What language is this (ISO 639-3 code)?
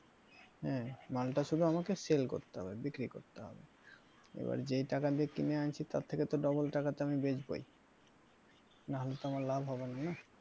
ben